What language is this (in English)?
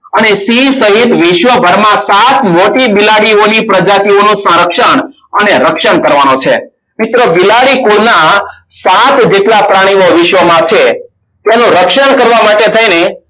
Gujarati